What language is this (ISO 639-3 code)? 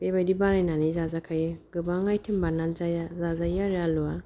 brx